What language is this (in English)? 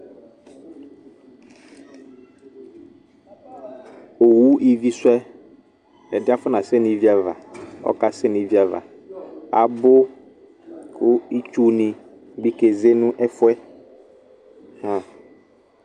Ikposo